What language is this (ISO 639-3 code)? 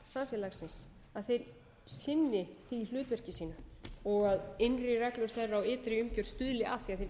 isl